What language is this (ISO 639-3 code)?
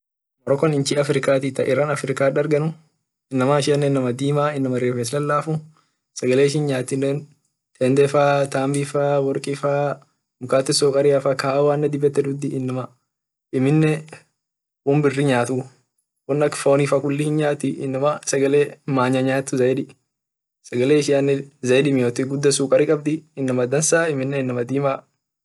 orc